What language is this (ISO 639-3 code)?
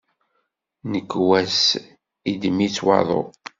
kab